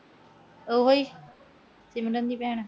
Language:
Punjabi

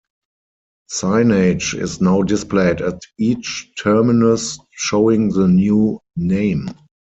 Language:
English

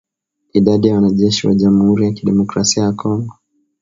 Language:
Swahili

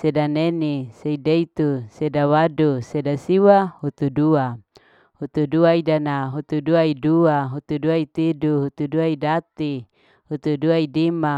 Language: Larike-Wakasihu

